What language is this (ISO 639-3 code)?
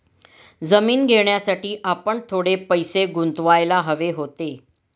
mar